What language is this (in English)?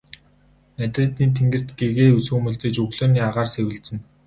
Mongolian